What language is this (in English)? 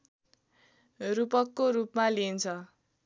Nepali